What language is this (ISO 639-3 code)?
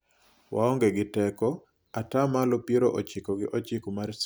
luo